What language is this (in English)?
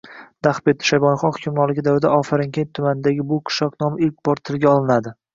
Uzbek